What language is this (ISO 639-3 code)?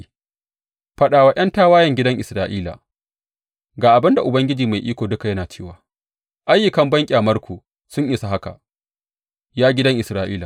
hau